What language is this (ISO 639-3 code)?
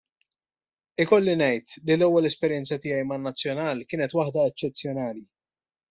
mlt